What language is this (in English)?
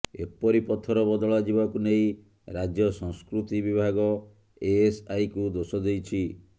Odia